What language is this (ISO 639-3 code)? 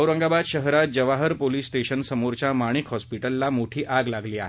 mar